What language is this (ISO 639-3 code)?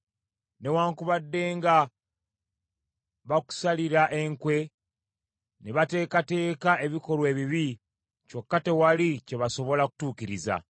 lug